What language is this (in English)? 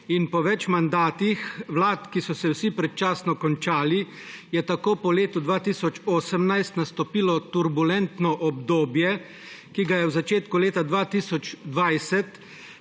Slovenian